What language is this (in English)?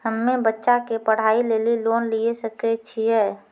Maithili